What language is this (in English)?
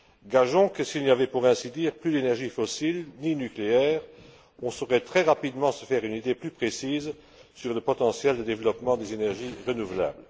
French